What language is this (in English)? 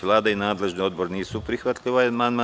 Serbian